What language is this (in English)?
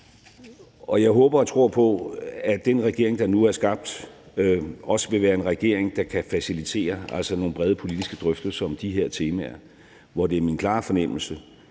Danish